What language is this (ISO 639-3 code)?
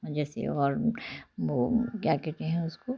hin